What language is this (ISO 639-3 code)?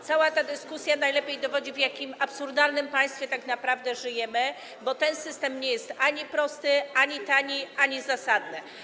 pol